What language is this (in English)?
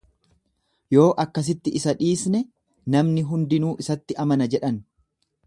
Oromo